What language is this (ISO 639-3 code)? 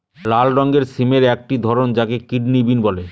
ben